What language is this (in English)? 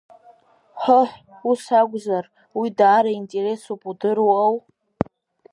Abkhazian